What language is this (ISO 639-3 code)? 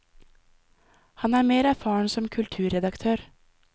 nor